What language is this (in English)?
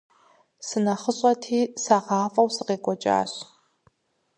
Kabardian